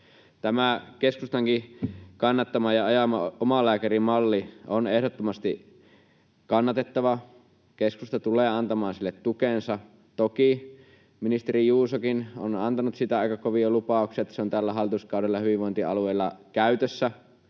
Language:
Finnish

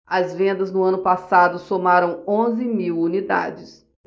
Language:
Portuguese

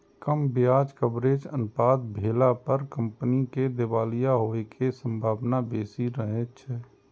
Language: Maithili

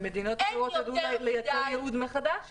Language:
Hebrew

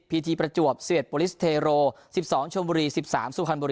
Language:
Thai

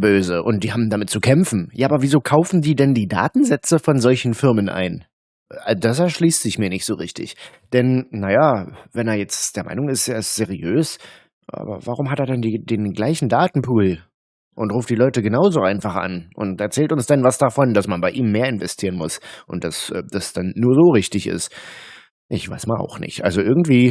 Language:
German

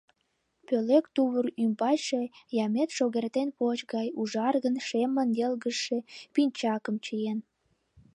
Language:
Mari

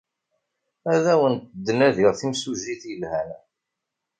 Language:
Kabyle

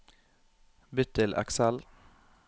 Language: Norwegian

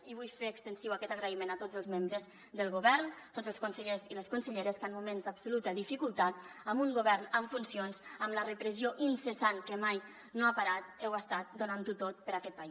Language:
Catalan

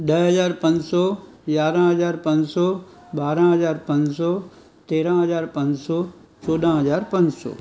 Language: Sindhi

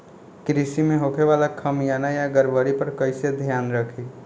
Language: Bhojpuri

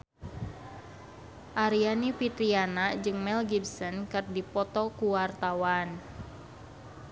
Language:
Sundanese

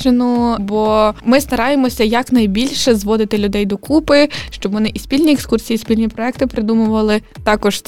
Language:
Ukrainian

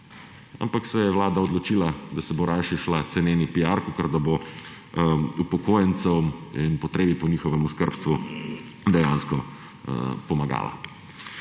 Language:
Slovenian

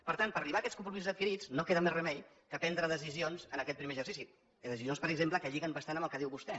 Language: Catalan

